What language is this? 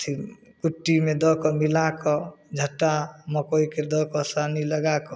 Maithili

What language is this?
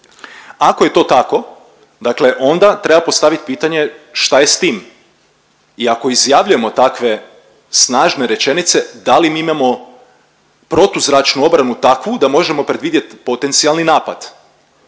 Croatian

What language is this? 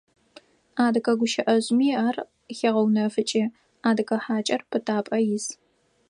Adyghe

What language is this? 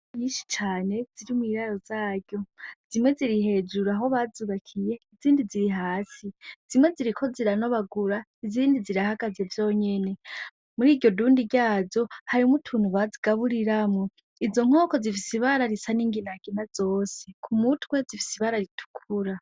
Rundi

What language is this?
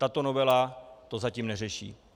Czech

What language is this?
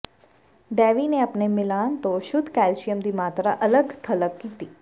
Punjabi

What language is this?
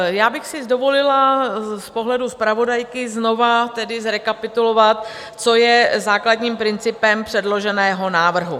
Czech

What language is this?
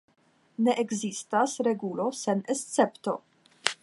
Esperanto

